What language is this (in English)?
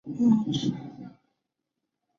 Chinese